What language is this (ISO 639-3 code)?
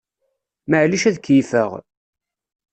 kab